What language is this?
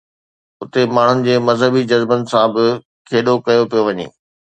Sindhi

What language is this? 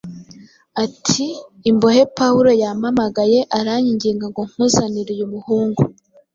Kinyarwanda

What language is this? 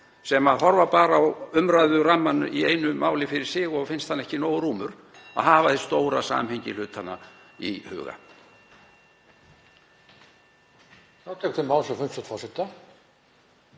Icelandic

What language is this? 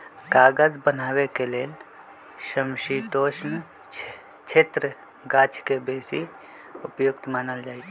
Magahi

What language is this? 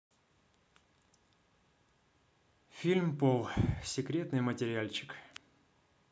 Russian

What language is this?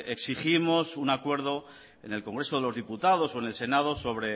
Spanish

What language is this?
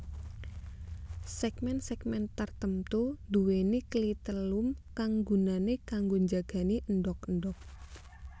Javanese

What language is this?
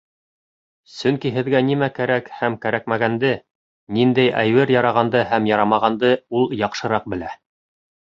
Bashkir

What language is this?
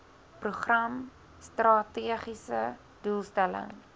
Afrikaans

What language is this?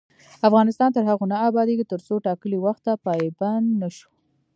Pashto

